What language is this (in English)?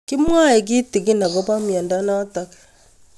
Kalenjin